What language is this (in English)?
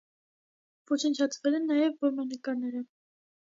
Armenian